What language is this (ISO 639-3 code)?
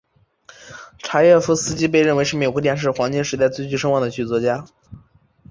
zho